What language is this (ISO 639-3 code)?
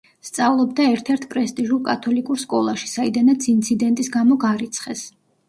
kat